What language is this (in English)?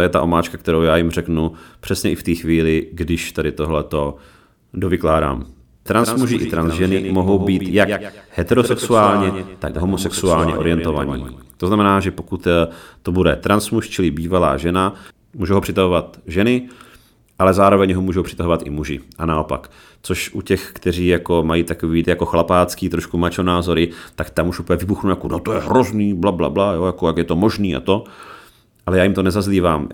Czech